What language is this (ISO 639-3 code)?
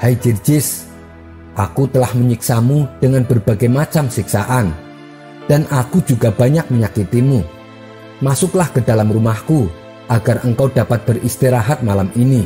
ind